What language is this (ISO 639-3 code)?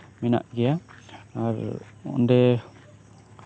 sat